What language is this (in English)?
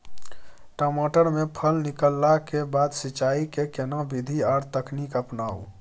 Maithili